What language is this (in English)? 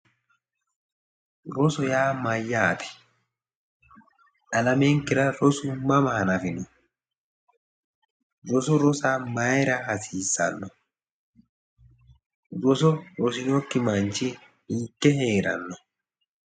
Sidamo